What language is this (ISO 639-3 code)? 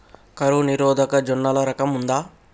tel